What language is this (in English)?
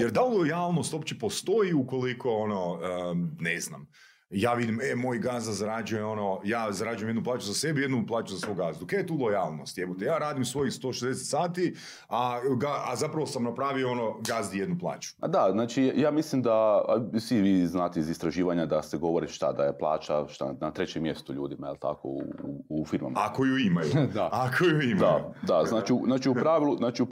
Croatian